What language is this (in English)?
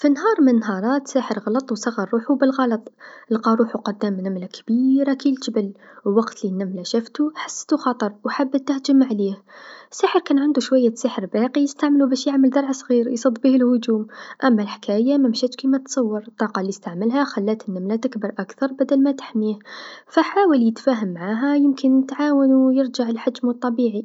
Tunisian Arabic